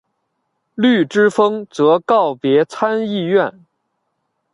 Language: Chinese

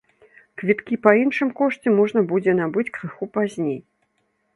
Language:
Belarusian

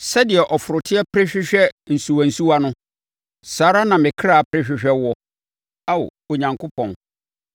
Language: Akan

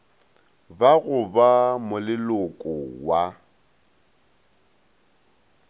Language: Northern Sotho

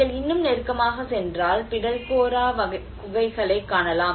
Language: Tamil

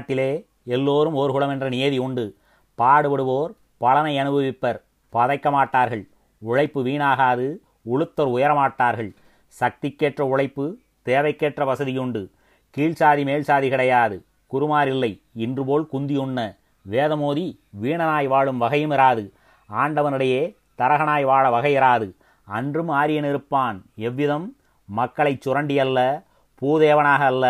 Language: Tamil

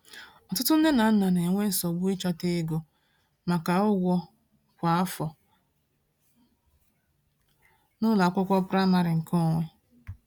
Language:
Igbo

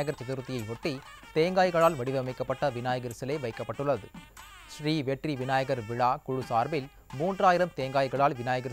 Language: Thai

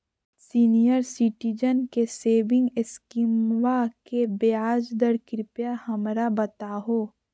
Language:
Magahi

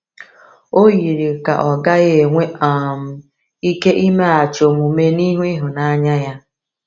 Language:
Igbo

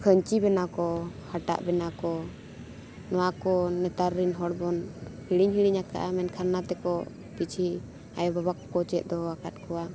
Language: Santali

